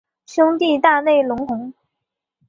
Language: Chinese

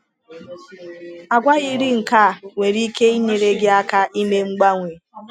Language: Igbo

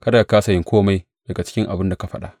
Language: Hausa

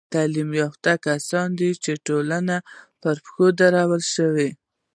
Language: Pashto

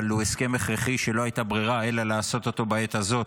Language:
Hebrew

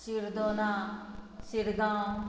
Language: Konkani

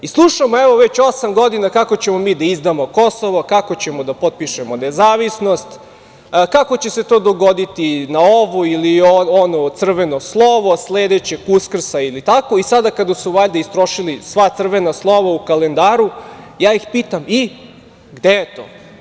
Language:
Serbian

